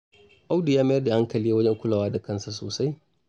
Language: Hausa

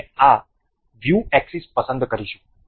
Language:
Gujarati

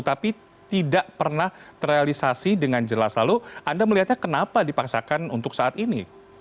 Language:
Indonesian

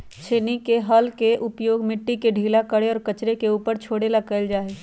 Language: Magahi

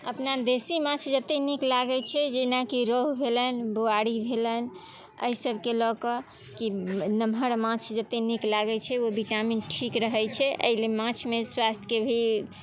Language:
Maithili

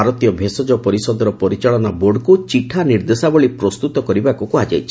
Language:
Odia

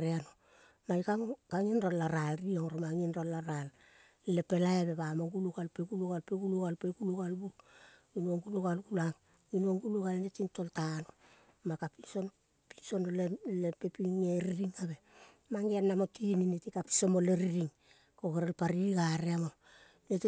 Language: Kol (Papua New Guinea)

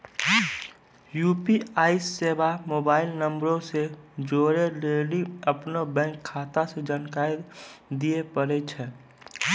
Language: Maithili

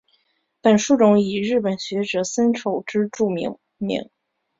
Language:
Chinese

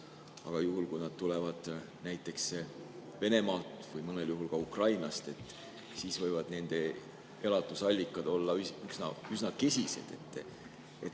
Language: Estonian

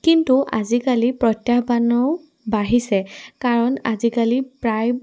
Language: Assamese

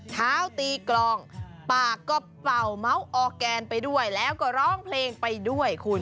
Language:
Thai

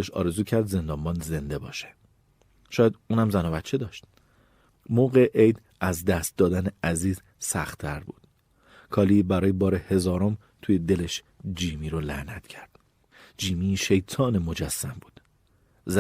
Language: Persian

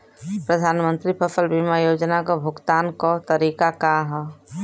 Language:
Bhojpuri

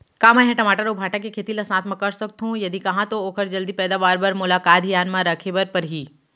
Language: Chhattisgarhi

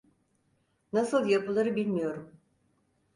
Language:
Turkish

